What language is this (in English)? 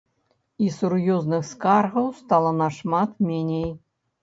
Belarusian